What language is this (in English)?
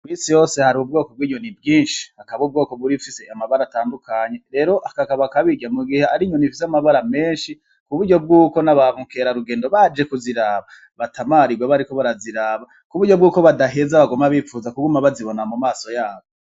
Rundi